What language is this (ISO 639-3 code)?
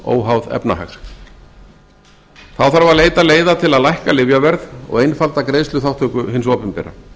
isl